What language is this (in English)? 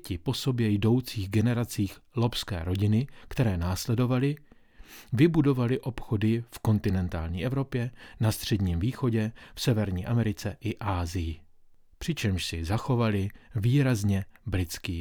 Czech